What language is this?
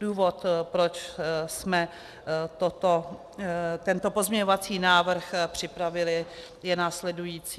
Czech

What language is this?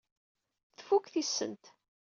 Kabyle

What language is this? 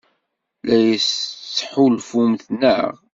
Kabyle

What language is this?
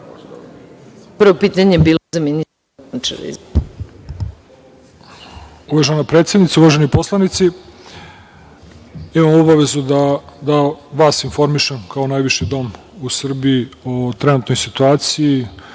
Serbian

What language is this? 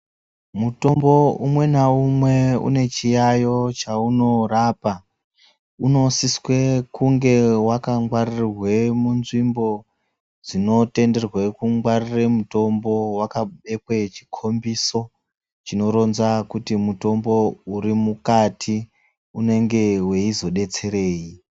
Ndau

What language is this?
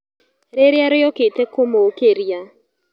Kikuyu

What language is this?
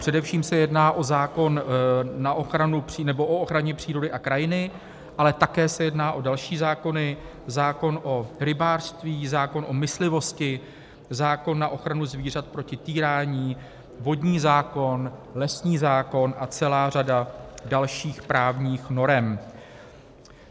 Czech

